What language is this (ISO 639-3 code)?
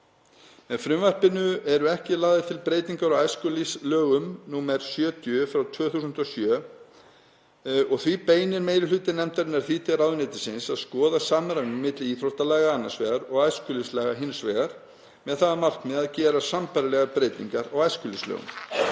isl